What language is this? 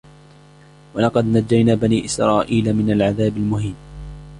Arabic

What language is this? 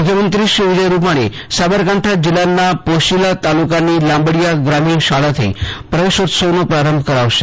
Gujarati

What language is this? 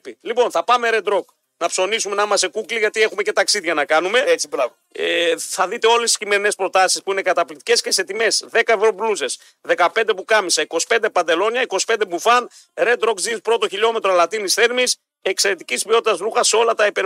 Greek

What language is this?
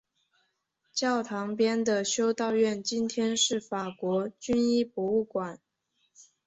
Chinese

